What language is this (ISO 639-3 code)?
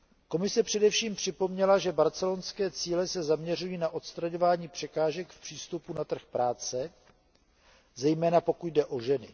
ces